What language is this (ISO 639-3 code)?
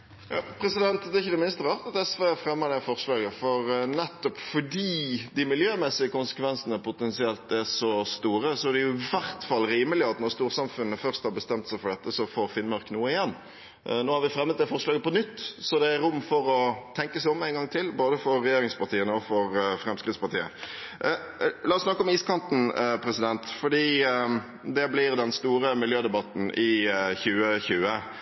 nor